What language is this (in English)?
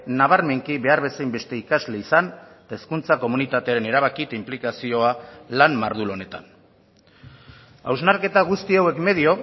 Basque